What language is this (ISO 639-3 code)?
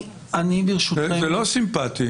heb